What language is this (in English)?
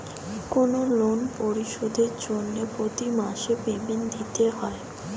Bangla